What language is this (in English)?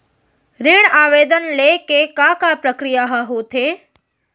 Chhattisgarhi